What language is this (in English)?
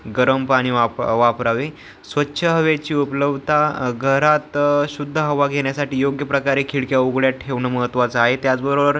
Marathi